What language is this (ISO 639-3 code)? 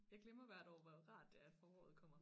dan